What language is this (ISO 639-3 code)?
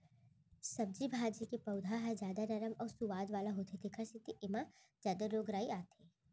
hne